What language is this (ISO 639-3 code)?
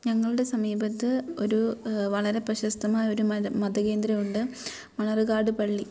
mal